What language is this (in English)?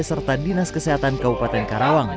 Indonesian